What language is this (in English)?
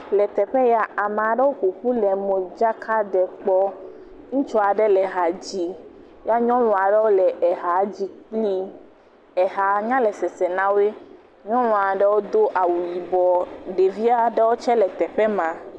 Ewe